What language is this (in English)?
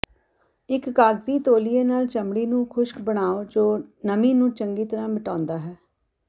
Punjabi